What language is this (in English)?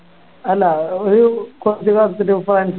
Malayalam